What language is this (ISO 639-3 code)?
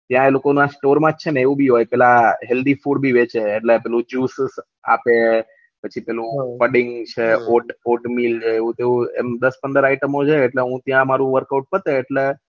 guj